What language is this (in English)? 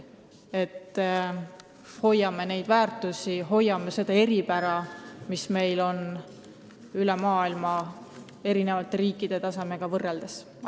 Estonian